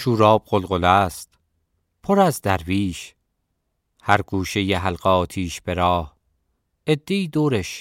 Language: Persian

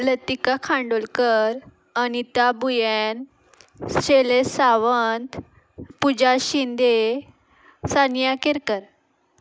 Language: Konkani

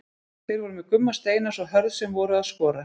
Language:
Icelandic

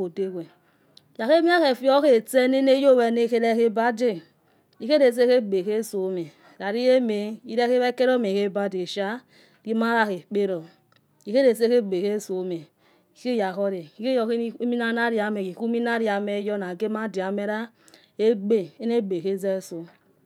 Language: Yekhee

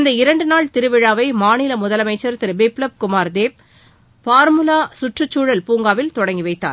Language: Tamil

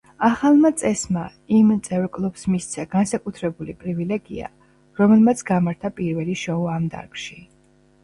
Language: Georgian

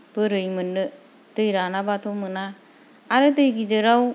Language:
Bodo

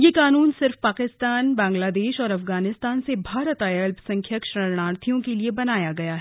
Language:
Hindi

